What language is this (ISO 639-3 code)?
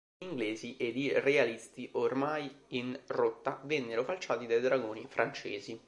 ita